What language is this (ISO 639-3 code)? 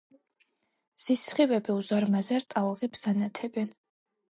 kat